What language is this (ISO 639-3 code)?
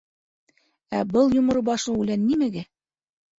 bak